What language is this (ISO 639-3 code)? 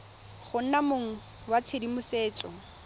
tsn